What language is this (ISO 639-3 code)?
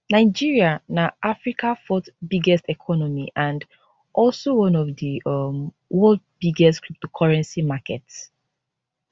pcm